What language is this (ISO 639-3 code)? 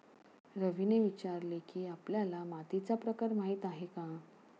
mar